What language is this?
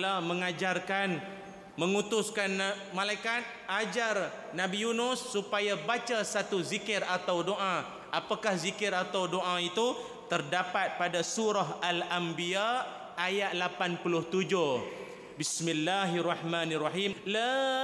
Malay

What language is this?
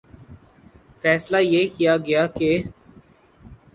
Urdu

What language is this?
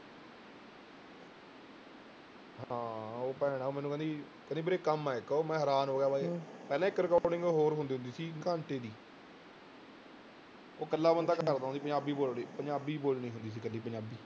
Punjabi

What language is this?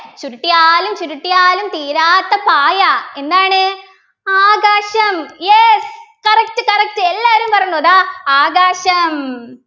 Malayalam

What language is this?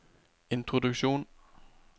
Norwegian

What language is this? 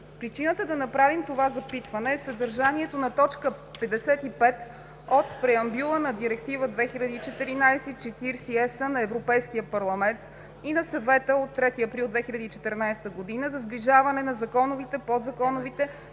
Bulgarian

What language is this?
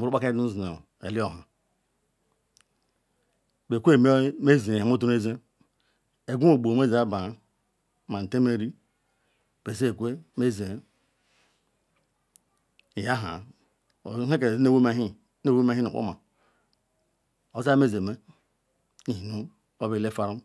Ikwere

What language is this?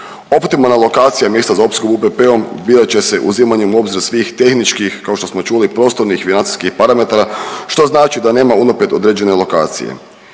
Croatian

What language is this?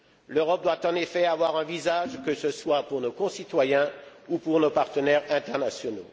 French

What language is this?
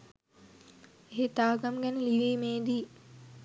Sinhala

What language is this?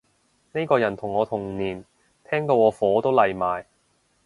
Cantonese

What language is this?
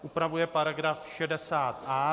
Czech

